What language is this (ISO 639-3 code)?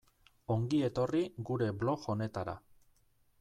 eus